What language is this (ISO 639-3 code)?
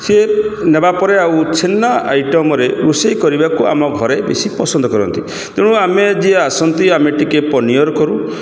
ori